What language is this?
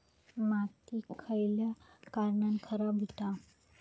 Marathi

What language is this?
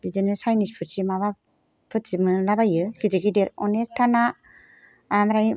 Bodo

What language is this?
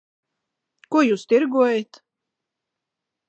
Latvian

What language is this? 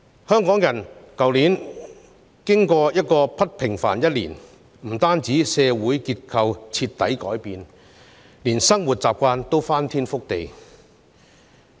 Cantonese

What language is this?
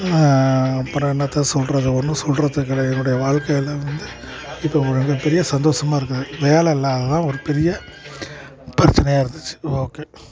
Tamil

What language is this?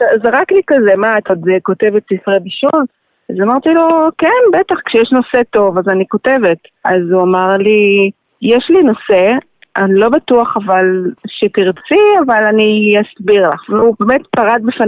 Hebrew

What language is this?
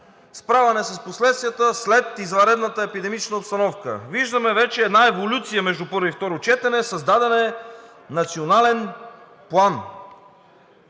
Bulgarian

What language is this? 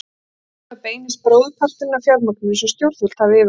Icelandic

